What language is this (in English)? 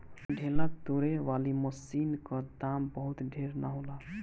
Bhojpuri